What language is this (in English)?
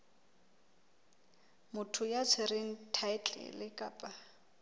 Southern Sotho